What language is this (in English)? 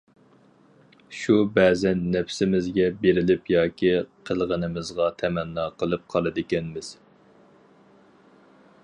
Uyghur